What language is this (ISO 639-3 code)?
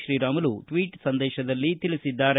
kan